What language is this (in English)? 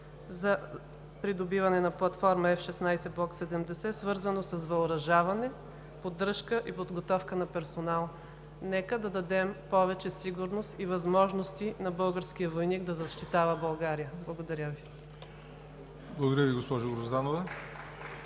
Bulgarian